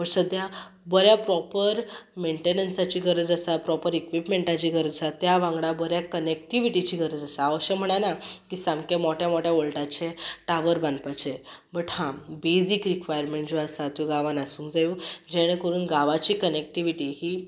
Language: Konkani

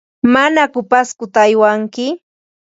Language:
Ambo-Pasco Quechua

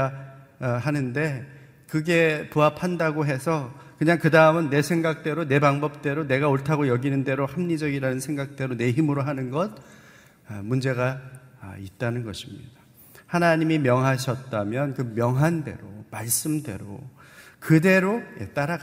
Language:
Korean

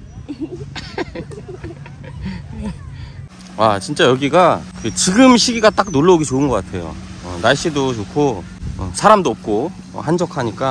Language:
Korean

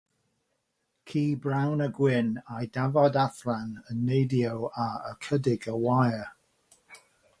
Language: Welsh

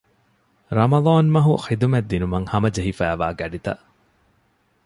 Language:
Divehi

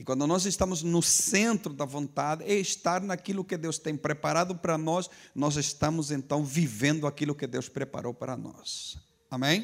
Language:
Portuguese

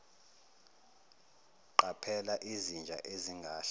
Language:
Zulu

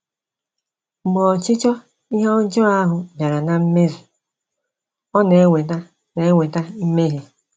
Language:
Igbo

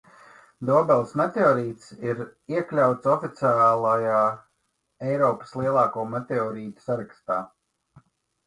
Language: Latvian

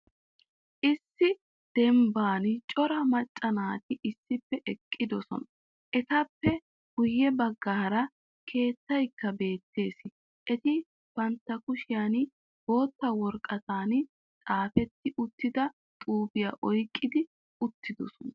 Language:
Wolaytta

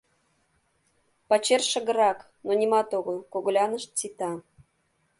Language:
Mari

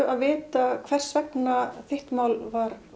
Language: Icelandic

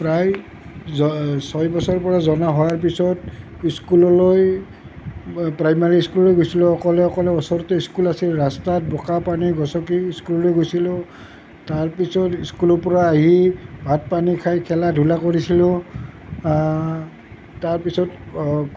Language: Assamese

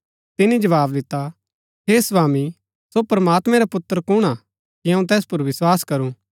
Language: Gaddi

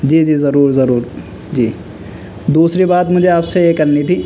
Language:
Urdu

